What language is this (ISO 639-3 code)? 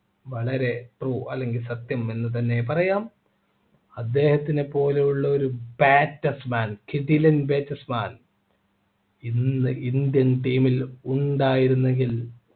mal